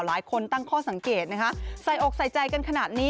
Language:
Thai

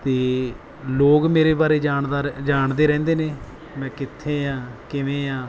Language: Punjabi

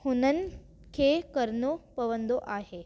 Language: Sindhi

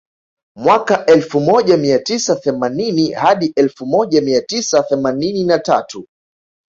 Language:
Swahili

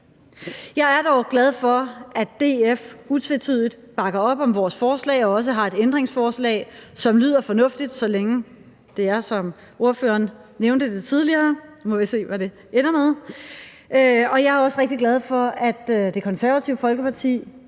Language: Danish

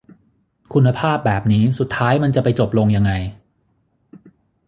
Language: Thai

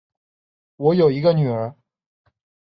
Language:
Chinese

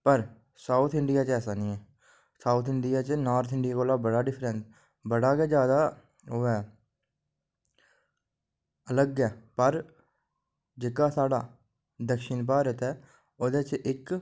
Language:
Dogri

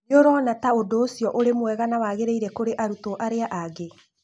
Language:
Kikuyu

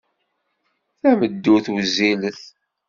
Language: Kabyle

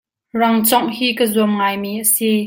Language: Hakha Chin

